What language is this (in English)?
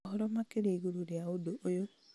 Kikuyu